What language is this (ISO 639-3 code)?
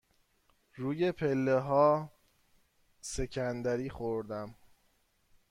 fas